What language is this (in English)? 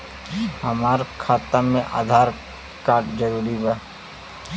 Bhojpuri